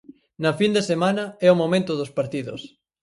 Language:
Galician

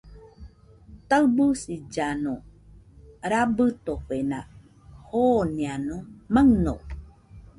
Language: Nüpode Huitoto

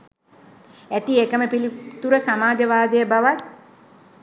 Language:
Sinhala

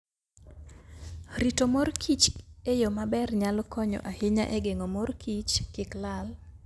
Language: Luo (Kenya and Tanzania)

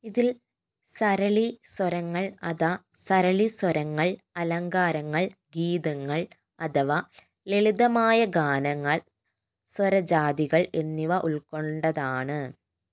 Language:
Malayalam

